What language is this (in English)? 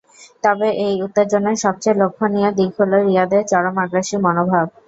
Bangla